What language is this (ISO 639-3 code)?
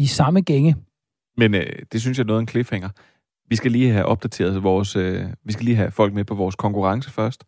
dan